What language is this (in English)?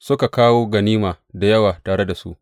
Hausa